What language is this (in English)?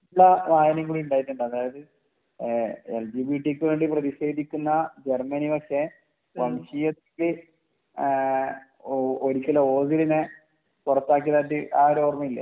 Malayalam